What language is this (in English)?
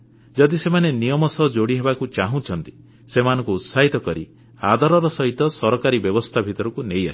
Odia